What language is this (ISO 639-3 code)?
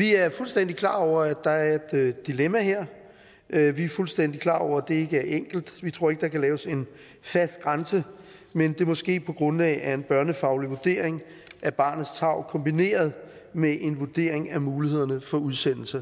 dan